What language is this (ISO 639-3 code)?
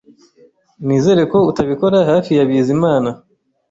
kin